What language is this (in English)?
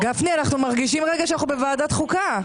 Hebrew